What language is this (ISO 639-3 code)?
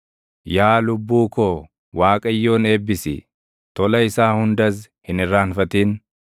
orm